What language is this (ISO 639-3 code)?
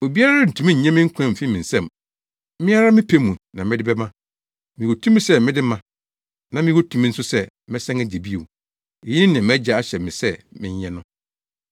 aka